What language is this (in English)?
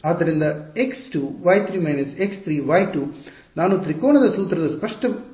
Kannada